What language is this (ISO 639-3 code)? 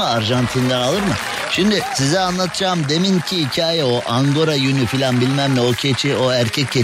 tur